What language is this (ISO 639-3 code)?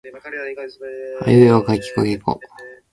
jpn